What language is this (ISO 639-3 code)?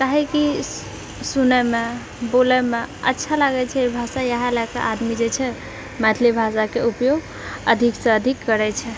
mai